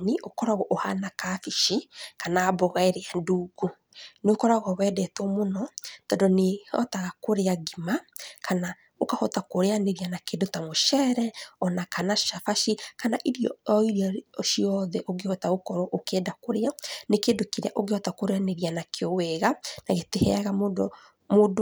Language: Kikuyu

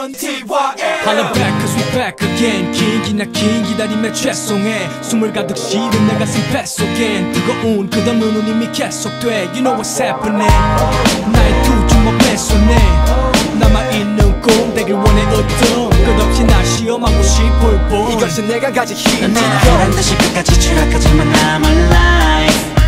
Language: Korean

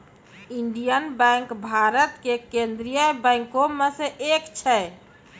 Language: Maithili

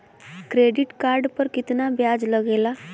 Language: Bhojpuri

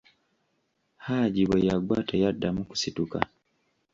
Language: Ganda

